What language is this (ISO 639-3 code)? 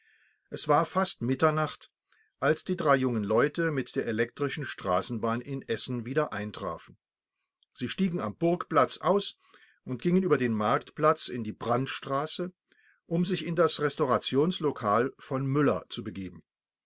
deu